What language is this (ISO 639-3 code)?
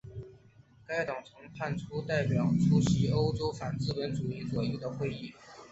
zho